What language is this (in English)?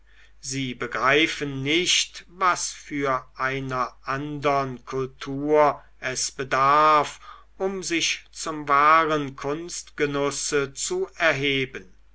German